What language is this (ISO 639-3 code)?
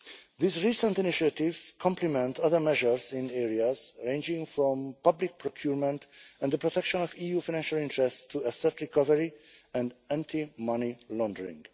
eng